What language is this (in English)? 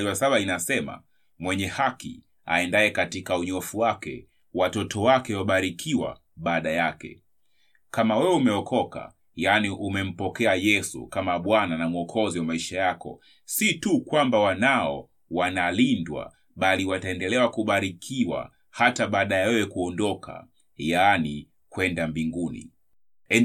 Swahili